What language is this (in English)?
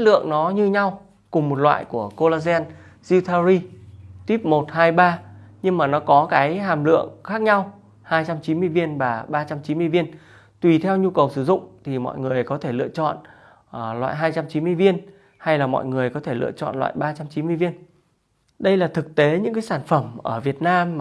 Vietnamese